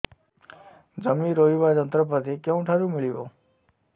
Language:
Odia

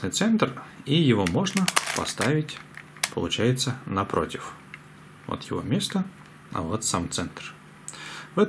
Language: Russian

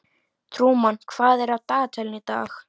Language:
Icelandic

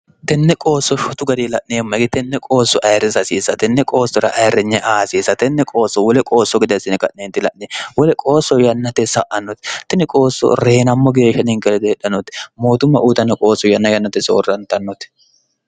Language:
Sidamo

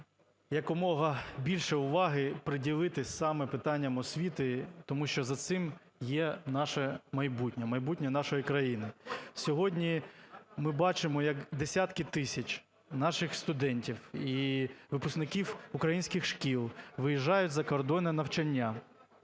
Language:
Ukrainian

